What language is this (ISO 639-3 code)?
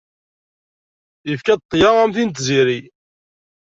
kab